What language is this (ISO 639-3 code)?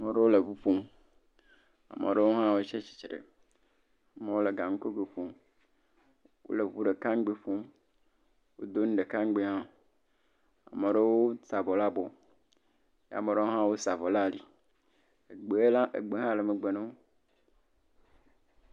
ewe